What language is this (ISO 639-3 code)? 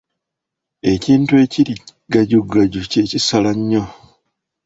lug